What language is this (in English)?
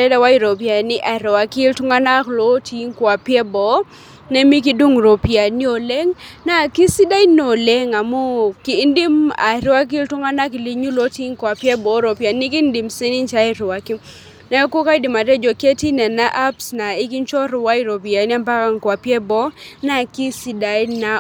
Masai